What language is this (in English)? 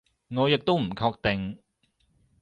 Cantonese